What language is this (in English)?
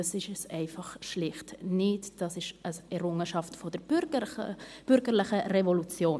Swiss German